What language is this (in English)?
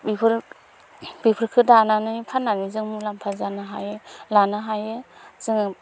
Bodo